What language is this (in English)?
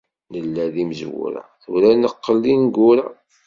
Kabyle